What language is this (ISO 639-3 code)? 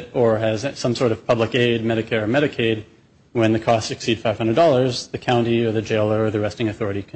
eng